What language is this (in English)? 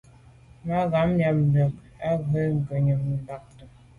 Medumba